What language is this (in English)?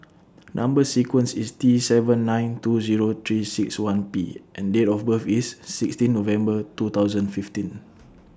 English